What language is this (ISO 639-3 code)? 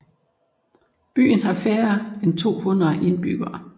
dan